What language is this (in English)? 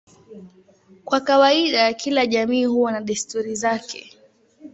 Swahili